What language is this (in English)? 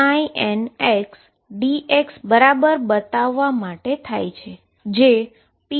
Gujarati